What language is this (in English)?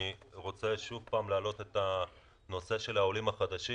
Hebrew